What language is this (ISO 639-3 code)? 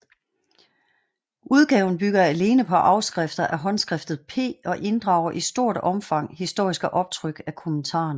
dan